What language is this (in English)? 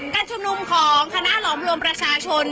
Thai